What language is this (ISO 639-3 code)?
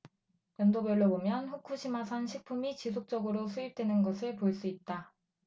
kor